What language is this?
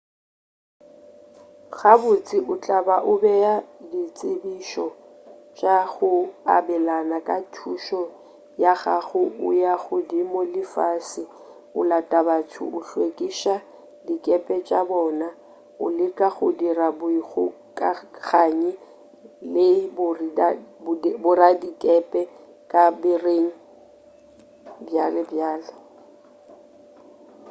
Northern Sotho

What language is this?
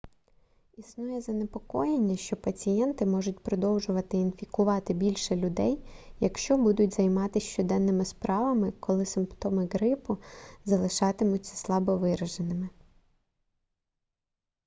Ukrainian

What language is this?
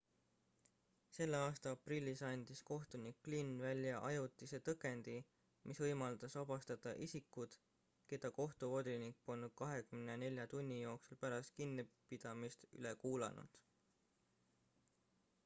Estonian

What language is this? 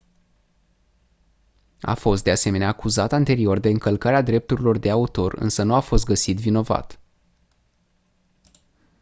Romanian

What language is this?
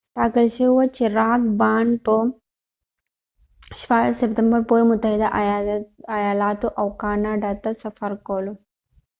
Pashto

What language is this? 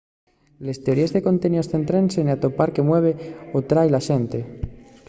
Asturian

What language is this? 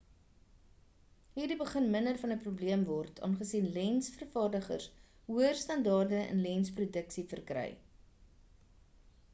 Afrikaans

